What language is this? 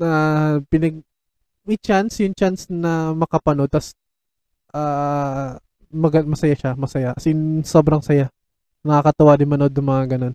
Filipino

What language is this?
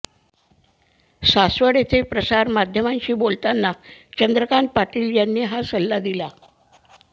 Marathi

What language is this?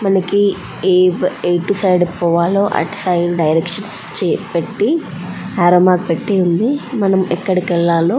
Telugu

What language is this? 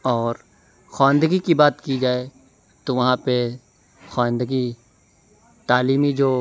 Urdu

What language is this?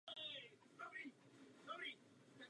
Czech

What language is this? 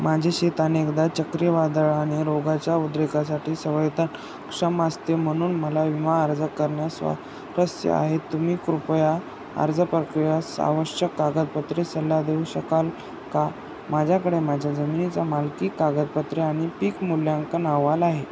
Marathi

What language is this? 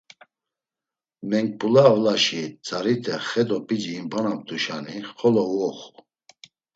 Laz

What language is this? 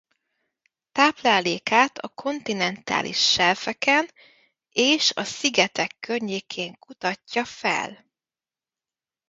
Hungarian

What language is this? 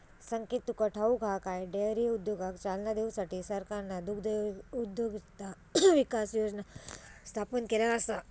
Marathi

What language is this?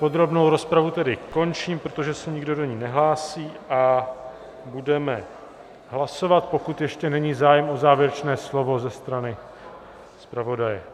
Czech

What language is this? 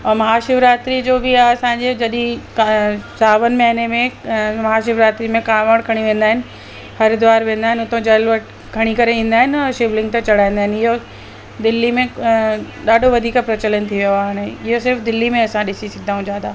Sindhi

